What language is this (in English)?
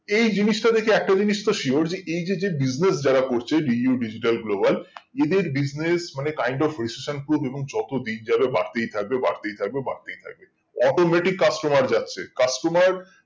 Bangla